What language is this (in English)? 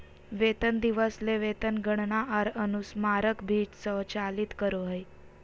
Magahi